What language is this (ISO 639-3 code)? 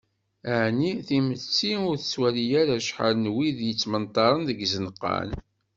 kab